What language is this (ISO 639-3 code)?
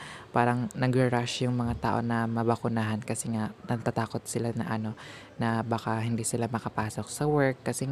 fil